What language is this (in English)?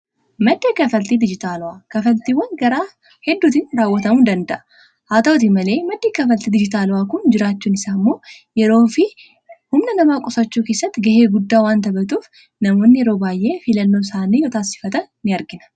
Oromo